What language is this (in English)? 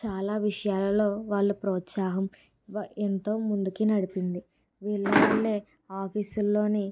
Telugu